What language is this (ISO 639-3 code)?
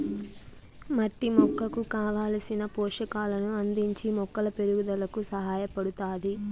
tel